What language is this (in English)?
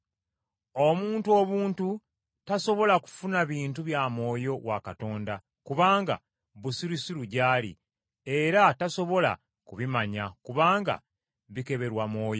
Ganda